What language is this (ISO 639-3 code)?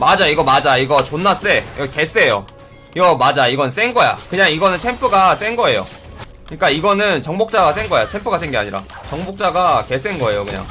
kor